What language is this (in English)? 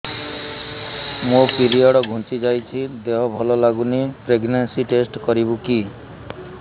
Odia